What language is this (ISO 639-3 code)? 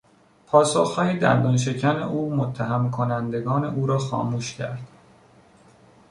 fas